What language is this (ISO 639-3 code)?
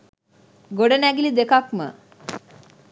sin